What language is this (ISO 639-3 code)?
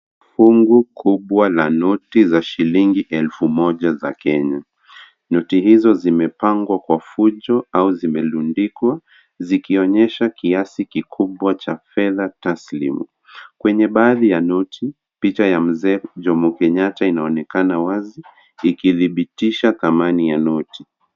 swa